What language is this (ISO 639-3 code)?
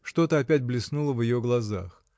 rus